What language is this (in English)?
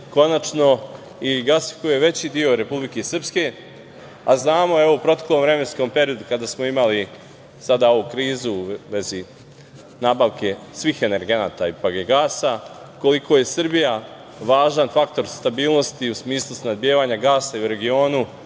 Serbian